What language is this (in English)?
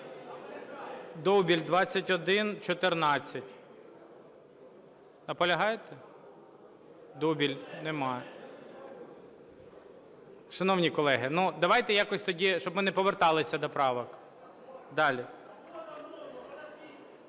Ukrainian